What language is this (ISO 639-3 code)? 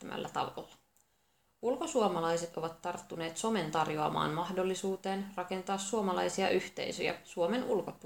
fin